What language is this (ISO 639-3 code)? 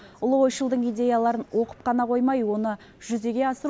kaz